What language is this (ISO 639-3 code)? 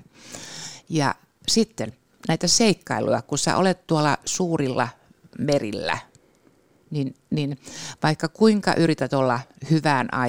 fin